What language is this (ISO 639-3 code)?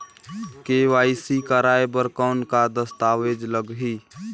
hne